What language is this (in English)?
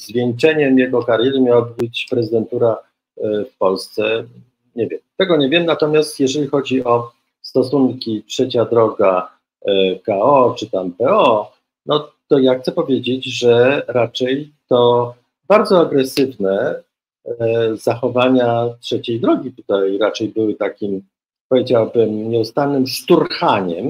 Polish